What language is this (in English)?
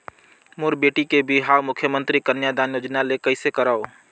Chhattisgarhi